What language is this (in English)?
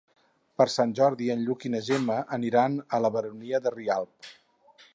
Catalan